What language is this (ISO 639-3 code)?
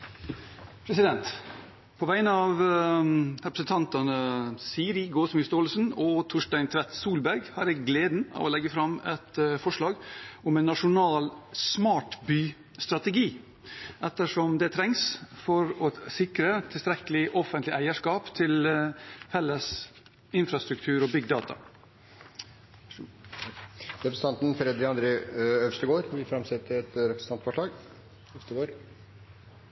nor